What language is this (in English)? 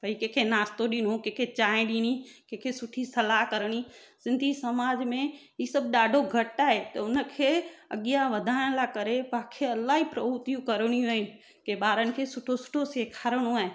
Sindhi